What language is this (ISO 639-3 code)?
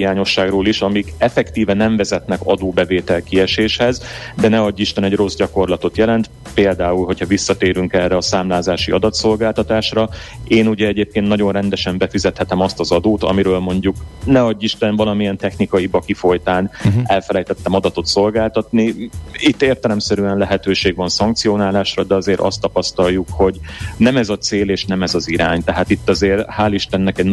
hun